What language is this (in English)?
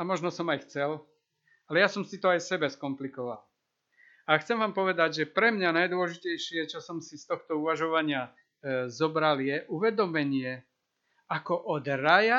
Slovak